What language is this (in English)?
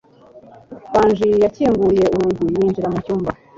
Kinyarwanda